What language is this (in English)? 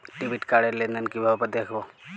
Bangla